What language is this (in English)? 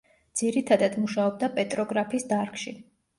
Georgian